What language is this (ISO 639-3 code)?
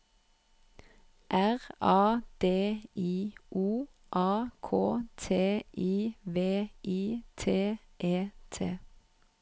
nor